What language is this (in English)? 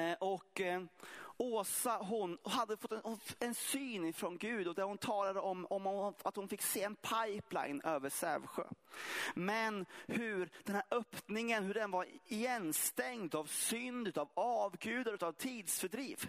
Swedish